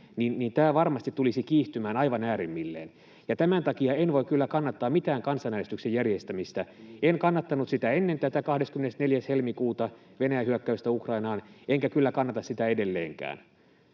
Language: Finnish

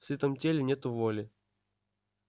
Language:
Russian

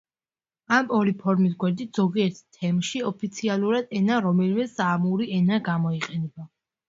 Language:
Georgian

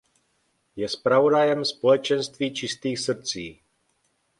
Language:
Czech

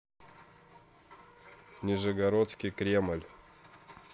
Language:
Russian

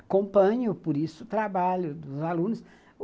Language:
Portuguese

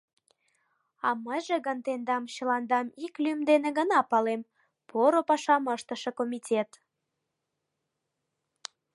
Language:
Mari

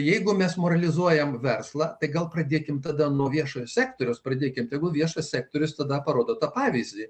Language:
Lithuanian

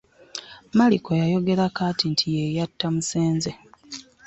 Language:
Ganda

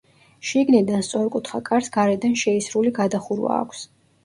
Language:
Georgian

